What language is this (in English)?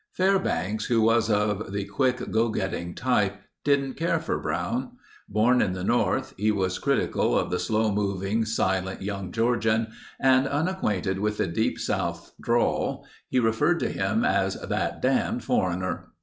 English